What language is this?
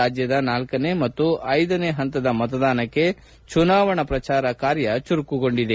Kannada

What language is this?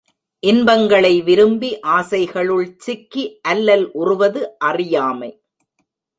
Tamil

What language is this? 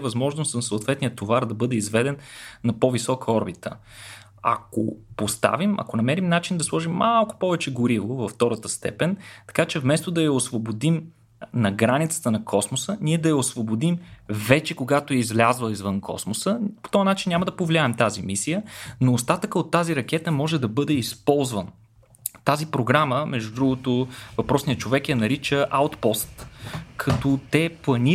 Bulgarian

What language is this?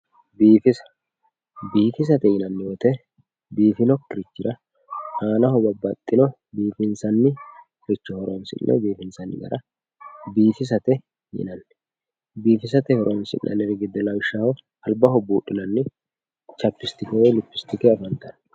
Sidamo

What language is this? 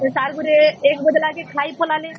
Odia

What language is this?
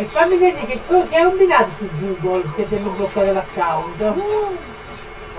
Italian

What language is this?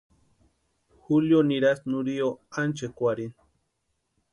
Western Highland Purepecha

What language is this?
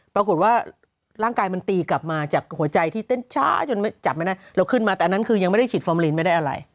Thai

